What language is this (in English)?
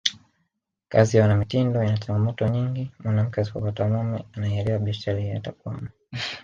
Swahili